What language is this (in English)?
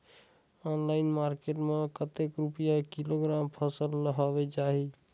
Chhattisgarhi